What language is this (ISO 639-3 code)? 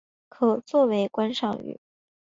zho